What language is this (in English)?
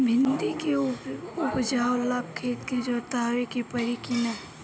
Bhojpuri